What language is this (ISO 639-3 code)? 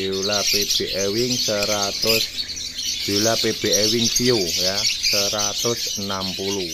ind